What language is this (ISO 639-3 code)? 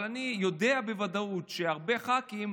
heb